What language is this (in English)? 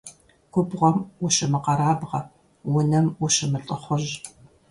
Kabardian